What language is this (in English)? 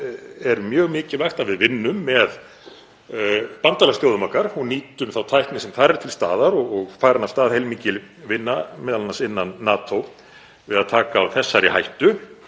Icelandic